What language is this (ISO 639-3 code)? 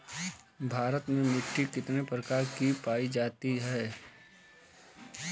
bho